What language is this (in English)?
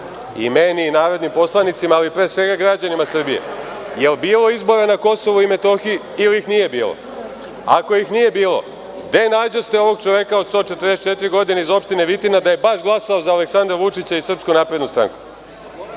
Serbian